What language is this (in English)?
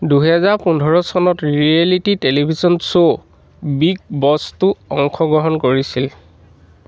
Assamese